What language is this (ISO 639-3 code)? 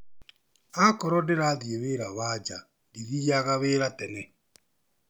kik